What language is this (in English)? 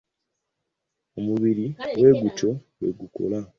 Ganda